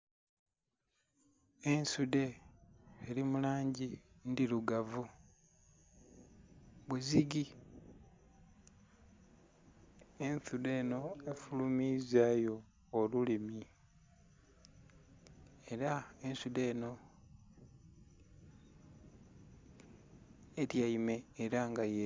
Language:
Soga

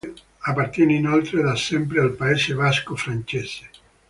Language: Italian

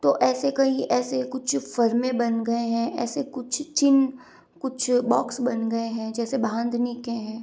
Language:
Hindi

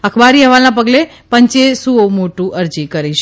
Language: Gujarati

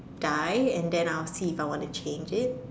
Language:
English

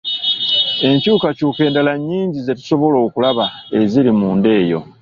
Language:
Ganda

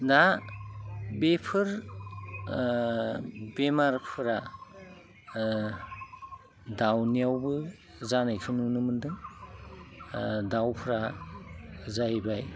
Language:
Bodo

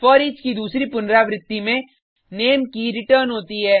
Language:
Hindi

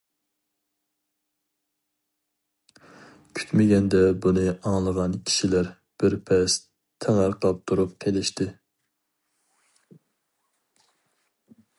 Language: Uyghur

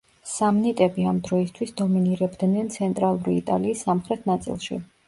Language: Georgian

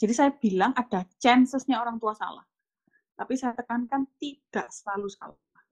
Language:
Indonesian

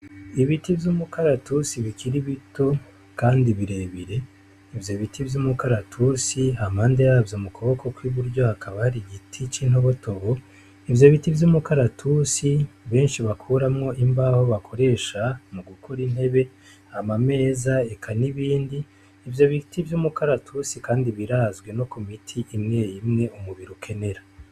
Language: Rundi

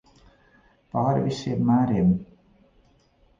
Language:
Latvian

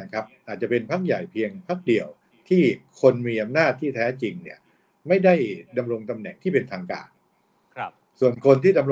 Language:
Thai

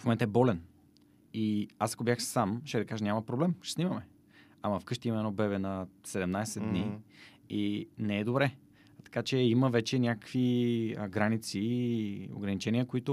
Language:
Bulgarian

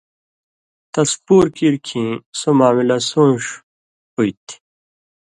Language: Indus Kohistani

